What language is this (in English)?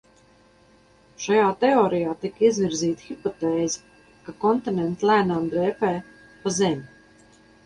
Latvian